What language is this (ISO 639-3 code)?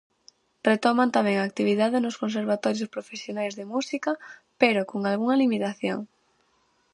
glg